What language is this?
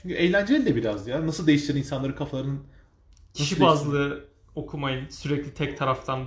Turkish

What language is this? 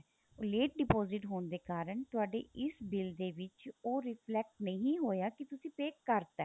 Punjabi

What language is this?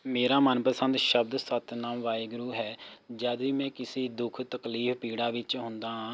Punjabi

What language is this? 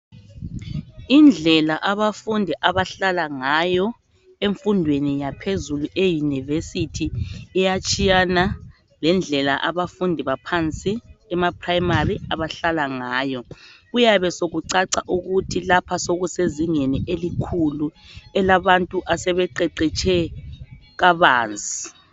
North Ndebele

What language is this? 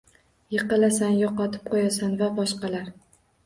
Uzbek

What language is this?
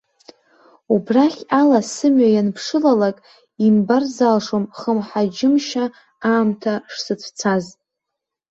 Abkhazian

